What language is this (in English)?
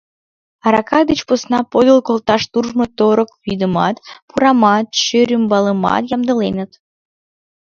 Mari